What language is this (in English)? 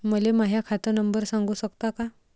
Marathi